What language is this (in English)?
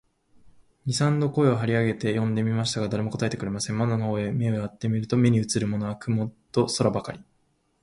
Japanese